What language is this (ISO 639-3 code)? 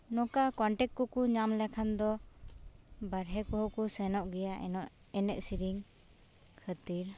sat